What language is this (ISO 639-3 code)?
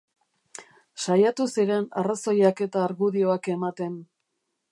eus